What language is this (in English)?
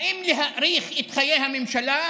Hebrew